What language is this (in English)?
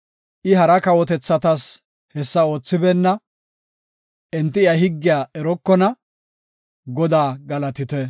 Gofa